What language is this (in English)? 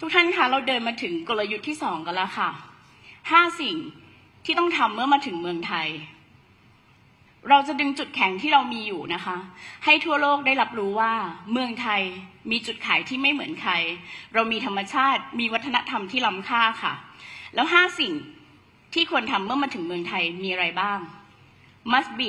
Thai